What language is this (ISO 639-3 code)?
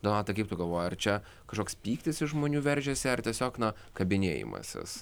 lit